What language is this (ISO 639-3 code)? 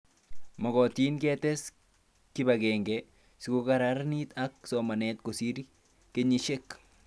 kln